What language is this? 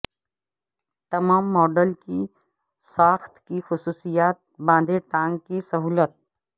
Urdu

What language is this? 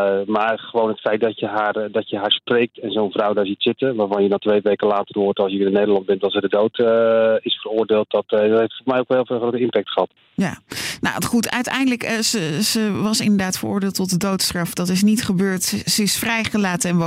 Dutch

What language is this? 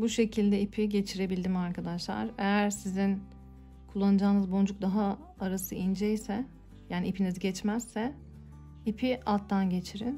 Turkish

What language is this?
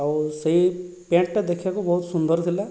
Odia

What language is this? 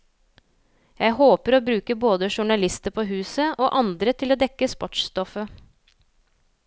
Norwegian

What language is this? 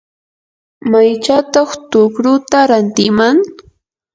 Yanahuanca Pasco Quechua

